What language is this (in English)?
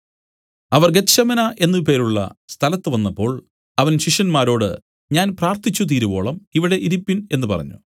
Malayalam